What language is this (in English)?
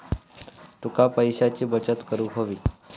Marathi